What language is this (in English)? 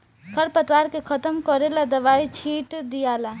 Bhojpuri